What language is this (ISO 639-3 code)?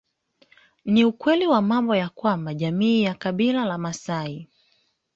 swa